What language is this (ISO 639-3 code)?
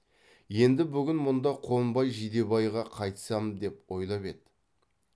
kaz